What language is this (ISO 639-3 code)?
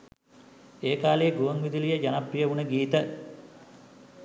sin